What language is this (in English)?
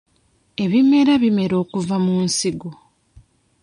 Ganda